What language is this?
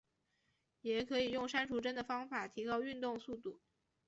Chinese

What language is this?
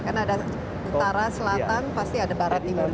Indonesian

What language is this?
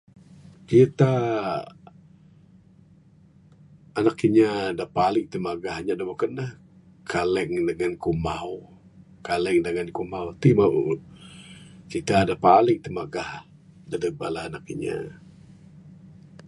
Bukar-Sadung Bidayuh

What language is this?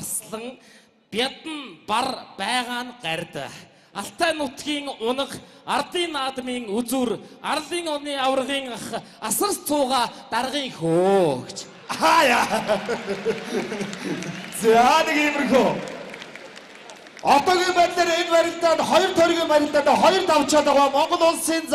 Turkish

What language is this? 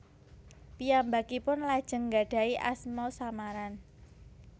Javanese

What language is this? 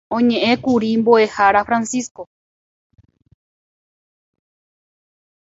Guarani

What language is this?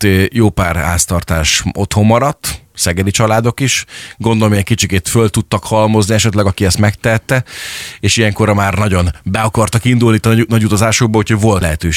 Hungarian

